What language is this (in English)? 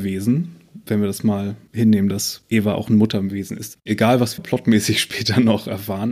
German